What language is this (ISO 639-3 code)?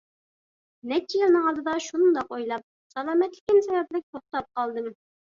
uig